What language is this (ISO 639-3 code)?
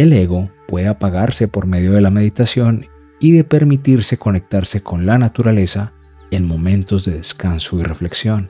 spa